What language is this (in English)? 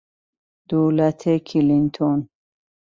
Persian